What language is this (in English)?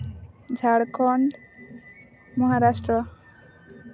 Santali